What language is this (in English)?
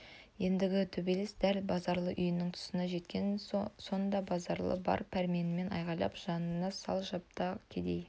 Kazakh